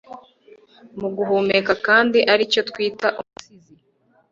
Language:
Kinyarwanda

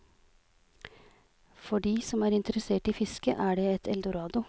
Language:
Norwegian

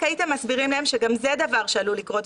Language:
Hebrew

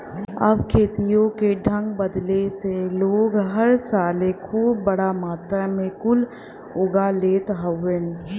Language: Bhojpuri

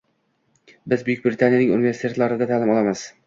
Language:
Uzbek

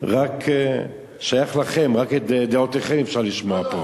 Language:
Hebrew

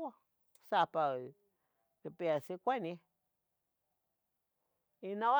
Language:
Tetelcingo Nahuatl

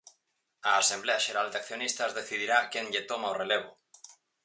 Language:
Galician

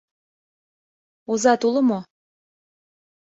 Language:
Mari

